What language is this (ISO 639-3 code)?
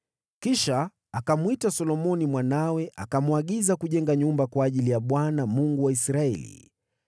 swa